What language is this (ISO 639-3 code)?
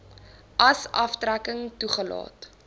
afr